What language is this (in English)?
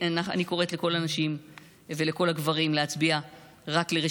Hebrew